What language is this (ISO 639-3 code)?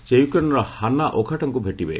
ori